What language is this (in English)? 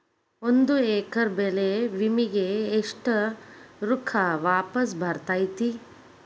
Kannada